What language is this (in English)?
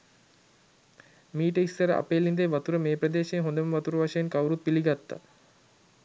Sinhala